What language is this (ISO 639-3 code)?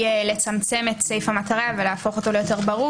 heb